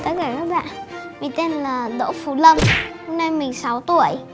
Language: Vietnamese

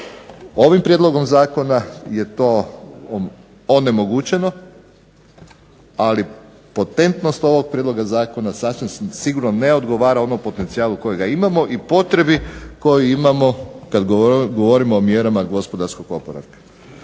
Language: Croatian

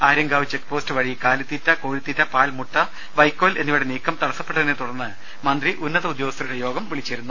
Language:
Malayalam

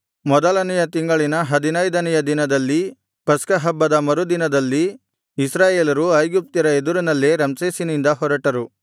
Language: Kannada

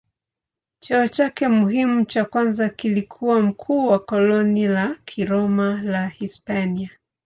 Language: Swahili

